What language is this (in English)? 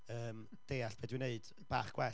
Welsh